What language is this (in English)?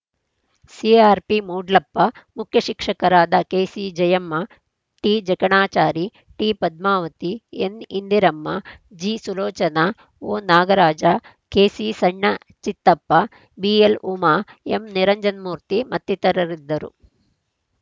Kannada